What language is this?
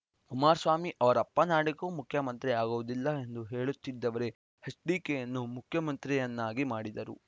Kannada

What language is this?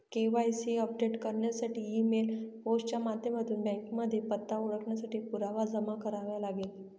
Marathi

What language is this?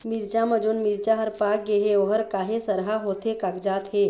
Chhattisgarhi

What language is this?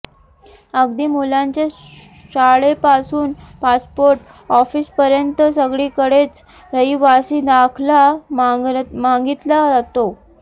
Marathi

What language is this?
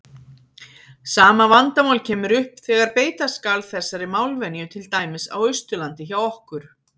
Icelandic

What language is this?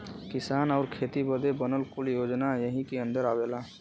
Bhojpuri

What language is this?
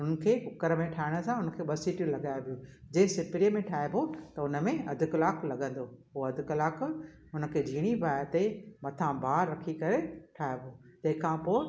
Sindhi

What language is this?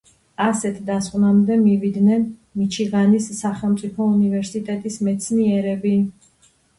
Georgian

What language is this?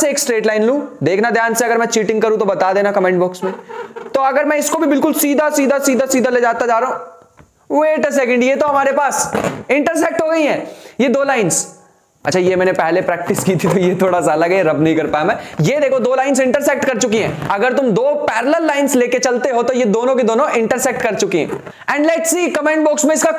Hindi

